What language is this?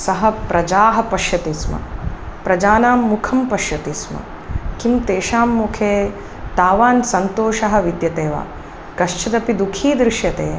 Sanskrit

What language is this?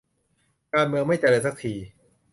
Thai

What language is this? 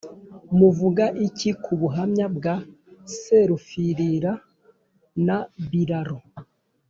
Kinyarwanda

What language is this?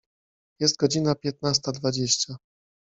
Polish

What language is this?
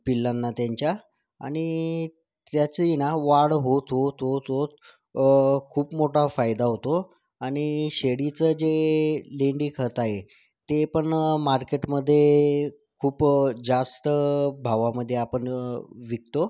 Marathi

